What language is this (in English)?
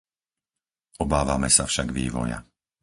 Slovak